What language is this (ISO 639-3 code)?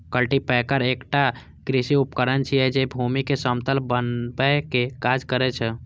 mai